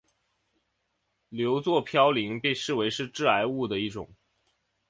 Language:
Chinese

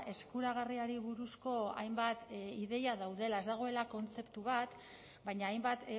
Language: Basque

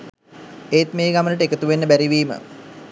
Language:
Sinhala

